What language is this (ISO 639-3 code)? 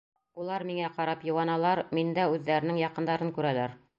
bak